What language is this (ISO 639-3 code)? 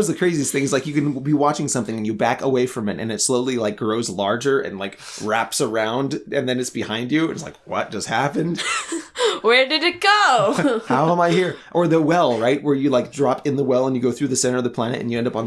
eng